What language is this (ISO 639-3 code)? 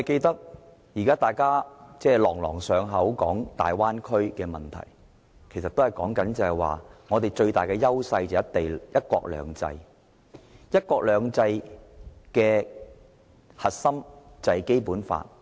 yue